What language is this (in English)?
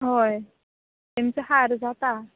Konkani